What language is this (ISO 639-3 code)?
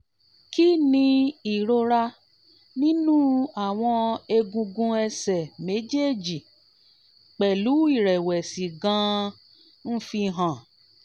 yor